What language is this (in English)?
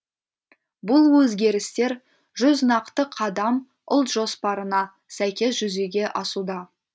Kazakh